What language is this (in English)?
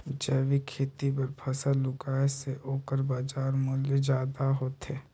Chhattisgarhi